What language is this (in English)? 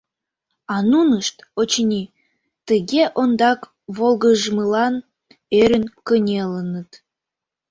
Mari